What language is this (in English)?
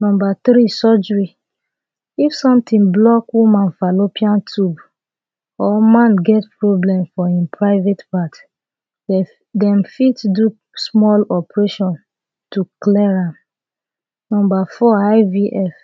Nigerian Pidgin